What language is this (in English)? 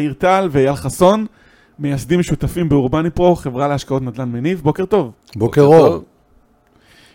Hebrew